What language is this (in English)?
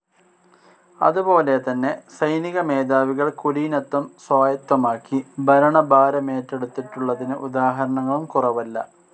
Malayalam